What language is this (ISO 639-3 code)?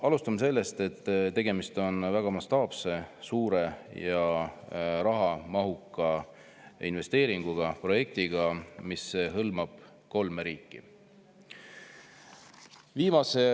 est